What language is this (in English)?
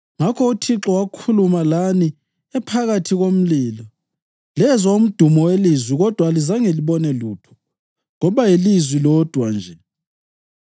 North Ndebele